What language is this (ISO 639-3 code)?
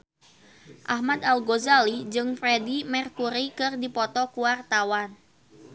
sun